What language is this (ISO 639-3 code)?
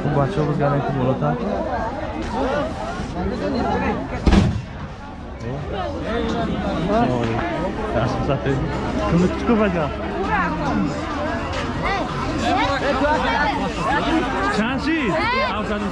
tur